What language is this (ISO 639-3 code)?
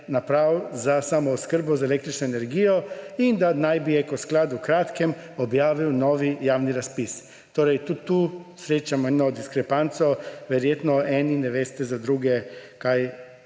slv